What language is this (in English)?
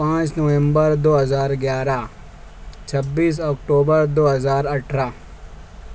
Urdu